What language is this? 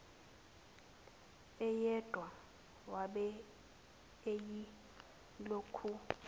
Zulu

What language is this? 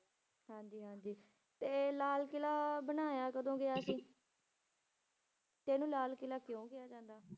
Punjabi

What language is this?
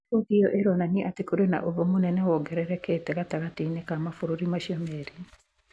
Kikuyu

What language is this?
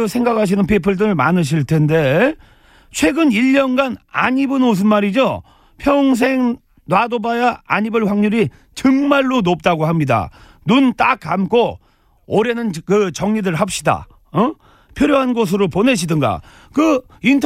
Korean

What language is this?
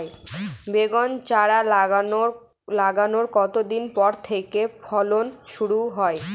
Bangla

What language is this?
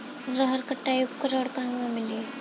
Bhojpuri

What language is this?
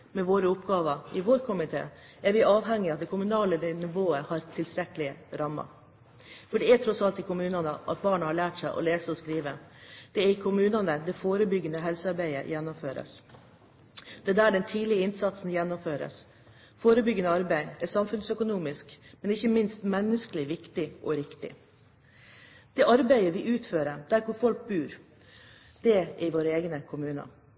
Norwegian Bokmål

